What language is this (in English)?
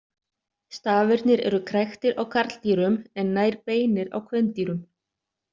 Icelandic